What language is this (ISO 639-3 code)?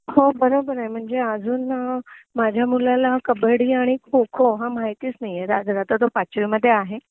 mar